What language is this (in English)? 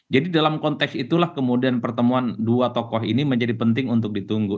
Indonesian